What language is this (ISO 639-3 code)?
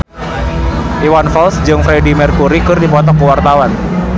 sun